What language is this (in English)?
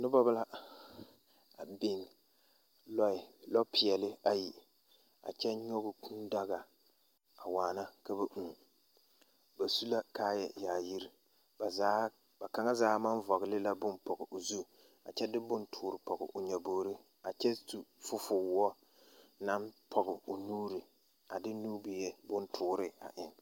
Southern Dagaare